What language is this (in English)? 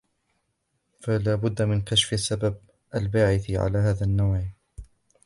Arabic